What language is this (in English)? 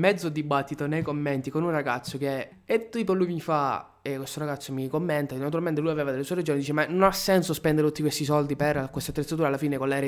Italian